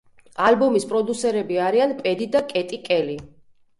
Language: Georgian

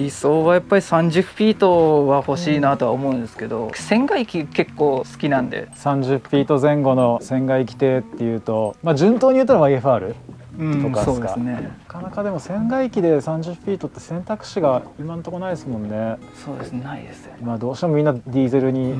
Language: Japanese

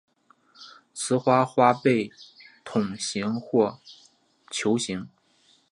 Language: Chinese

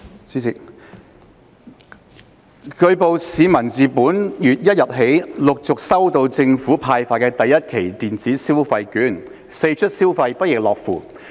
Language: Cantonese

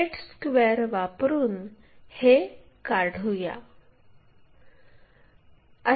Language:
Marathi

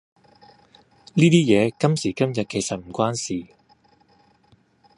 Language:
Cantonese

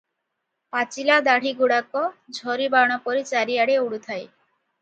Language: Odia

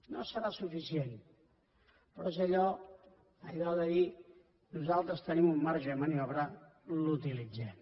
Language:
Catalan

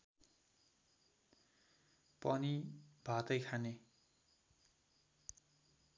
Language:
Nepali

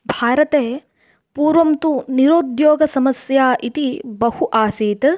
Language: Sanskrit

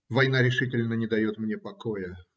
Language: Russian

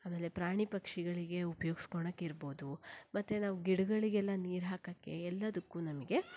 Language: Kannada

